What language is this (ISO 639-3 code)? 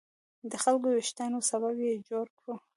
pus